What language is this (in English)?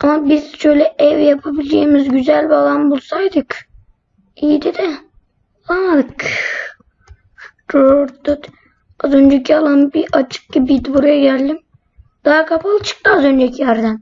Turkish